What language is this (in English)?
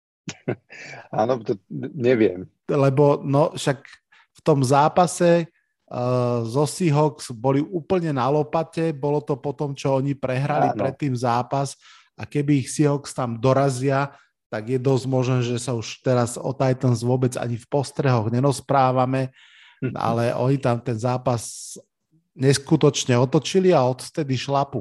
Slovak